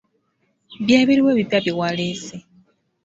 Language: Ganda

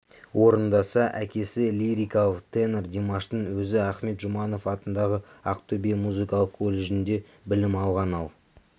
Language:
Kazakh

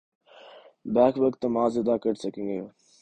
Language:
Urdu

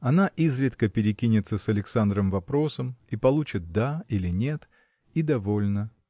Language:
Russian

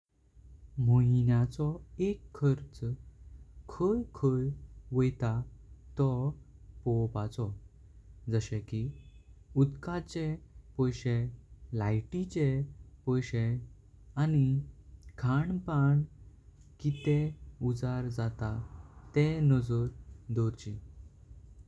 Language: Konkani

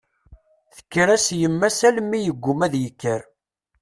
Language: Kabyle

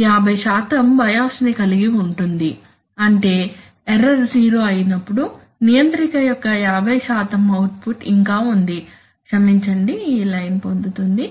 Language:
Telugu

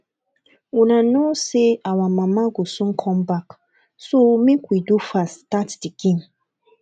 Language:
Nigerian Pidgin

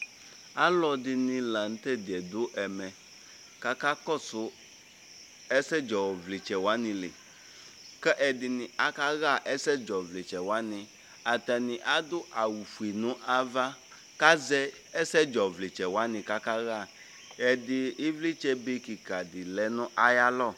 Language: Ikposo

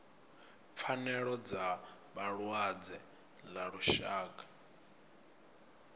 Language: Venda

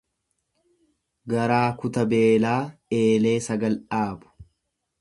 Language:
Oromo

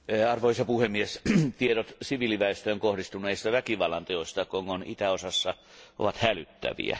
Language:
Finnish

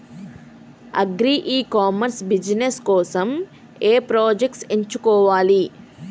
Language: Telugu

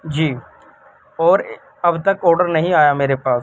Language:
Urdu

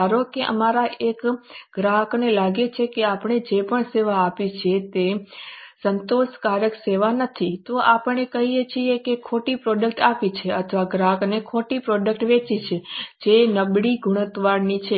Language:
Gujarati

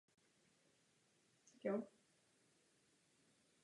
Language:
Czech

